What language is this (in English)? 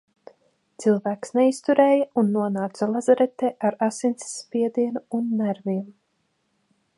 Latvian